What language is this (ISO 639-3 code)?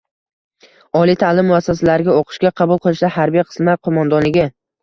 uzb